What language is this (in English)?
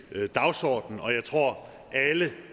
Danish